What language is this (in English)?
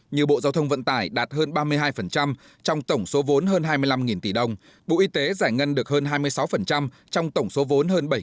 Vietnamese